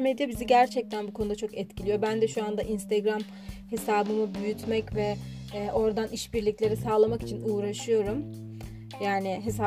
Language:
Turkish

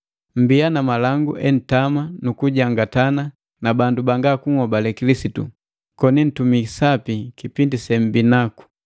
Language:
Matengo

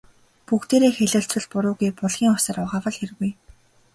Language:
Mongolian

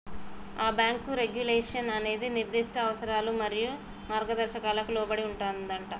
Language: Telugu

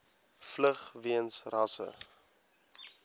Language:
Afrikaans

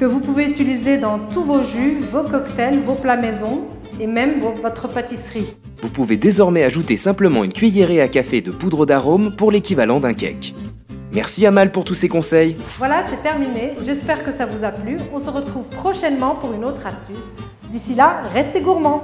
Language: French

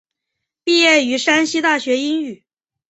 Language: Chinese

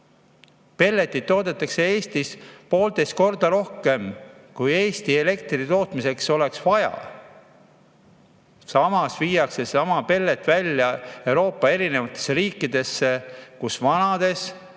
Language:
Estonian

